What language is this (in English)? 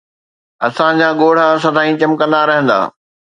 Sindhi